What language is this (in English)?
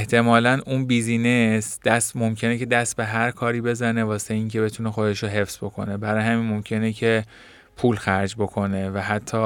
Persian